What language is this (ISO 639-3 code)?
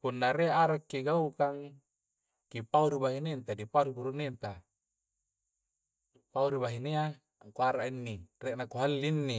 kjc